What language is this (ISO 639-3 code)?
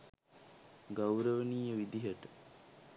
sin